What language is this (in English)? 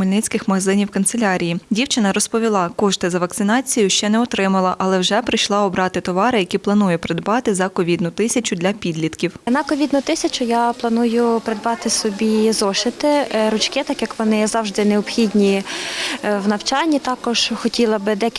Ukrainian